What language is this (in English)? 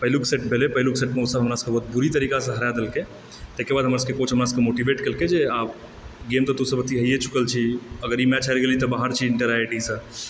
Maithili